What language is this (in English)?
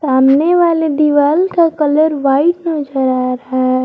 Hindi